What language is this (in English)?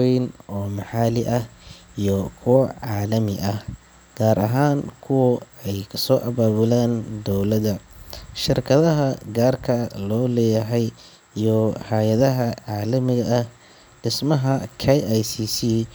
Somali